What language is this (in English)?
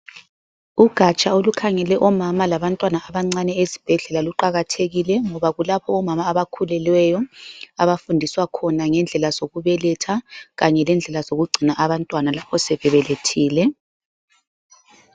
North Ndebele